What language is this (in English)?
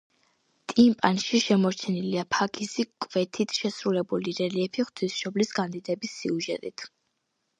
Georgian